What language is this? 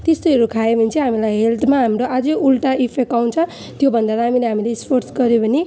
Nepali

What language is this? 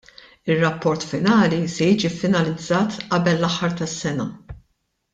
Maltese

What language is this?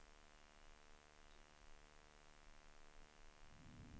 Swedish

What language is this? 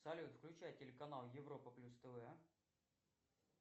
Russian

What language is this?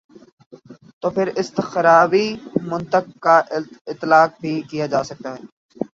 Urdu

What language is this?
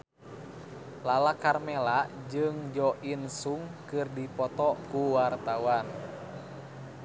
Sundanese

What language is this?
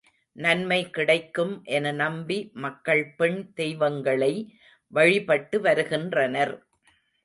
Tamil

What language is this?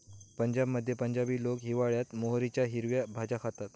Marathi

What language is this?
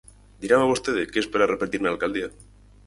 Galician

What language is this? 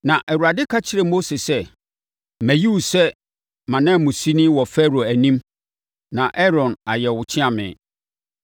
Akan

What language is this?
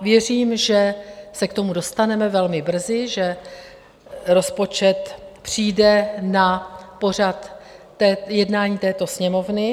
Czech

